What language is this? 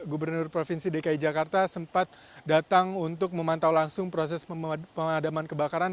Indonesian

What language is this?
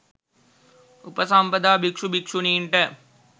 Sinhala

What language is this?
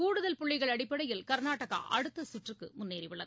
Tamil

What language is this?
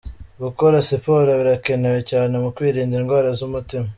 Kinyarwanda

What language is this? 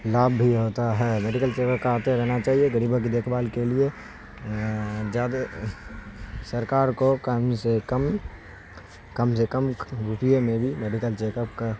Urdu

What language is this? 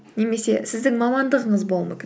Kazakh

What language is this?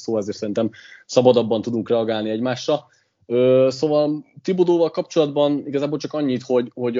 Hungarian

